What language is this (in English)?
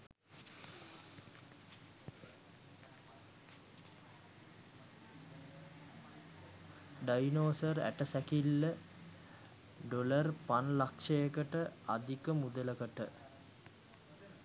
Sinhala